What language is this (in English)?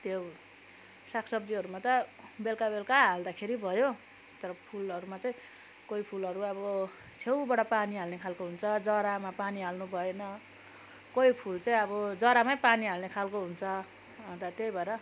Nepali